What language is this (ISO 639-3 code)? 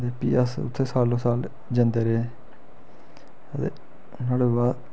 doi